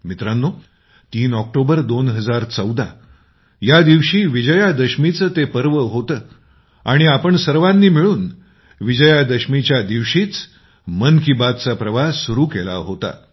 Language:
Marathi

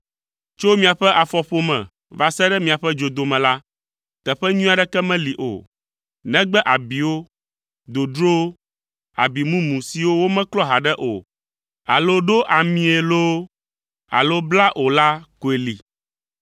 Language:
Ewe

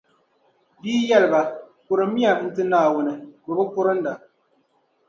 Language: Dagbani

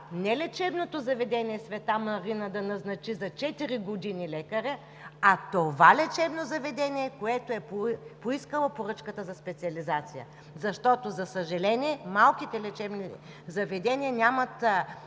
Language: Bulgarian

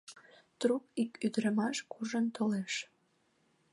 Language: Mari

